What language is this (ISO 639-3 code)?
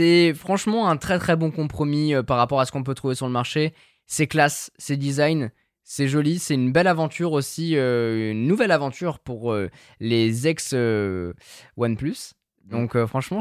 fra